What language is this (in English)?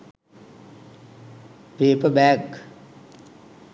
Sinhala